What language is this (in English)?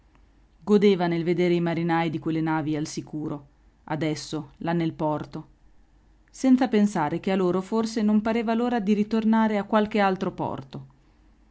Italian